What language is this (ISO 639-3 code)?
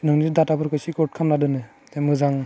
brx